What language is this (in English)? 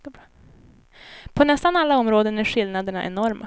Swedish